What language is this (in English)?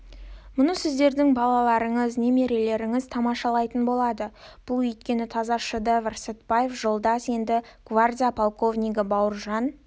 Kazakh